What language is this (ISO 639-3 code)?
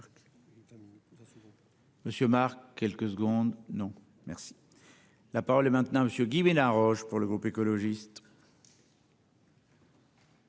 fra